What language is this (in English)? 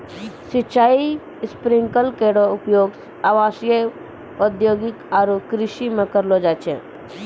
Maithili